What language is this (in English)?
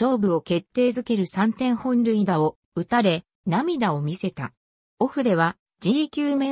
Japanese